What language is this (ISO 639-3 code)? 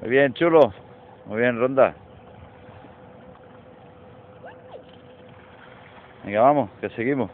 spa